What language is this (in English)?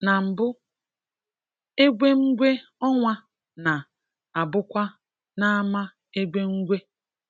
Igbo